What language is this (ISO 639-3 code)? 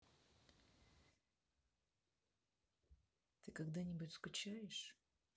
rus